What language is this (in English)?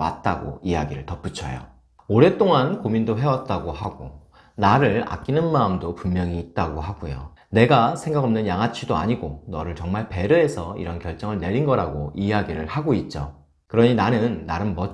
Korean